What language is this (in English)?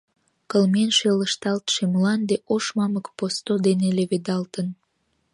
Mari